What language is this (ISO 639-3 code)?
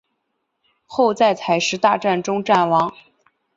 zho